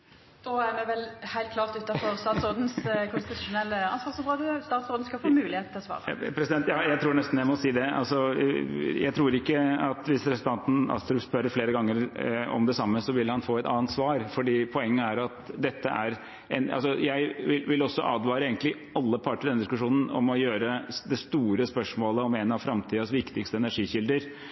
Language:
Norwegian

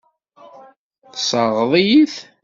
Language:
Kabyle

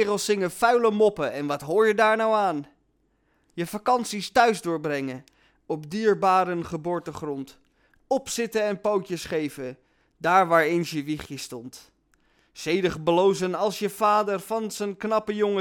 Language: Dutch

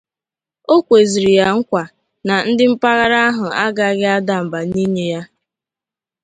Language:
Igbo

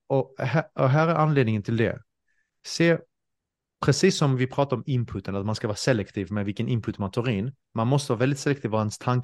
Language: Swedish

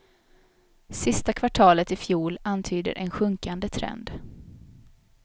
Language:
Swedish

